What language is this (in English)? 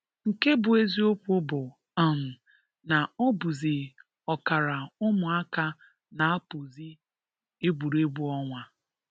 Igbo